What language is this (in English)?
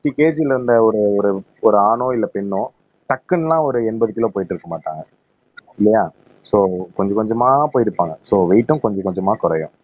Tamil